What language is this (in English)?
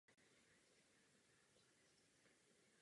Czech